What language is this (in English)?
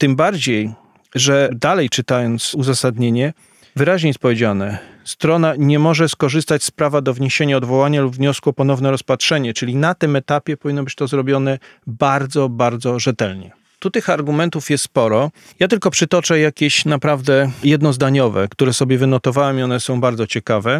Polish